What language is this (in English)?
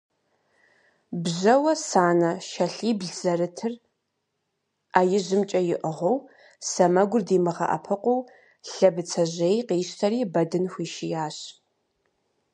Kabardian